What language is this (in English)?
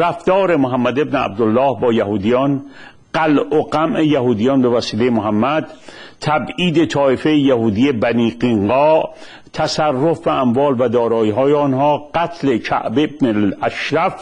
Persian